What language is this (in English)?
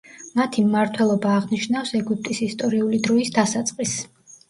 Georgian